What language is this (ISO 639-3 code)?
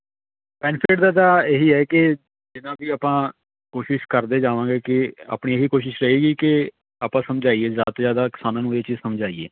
pan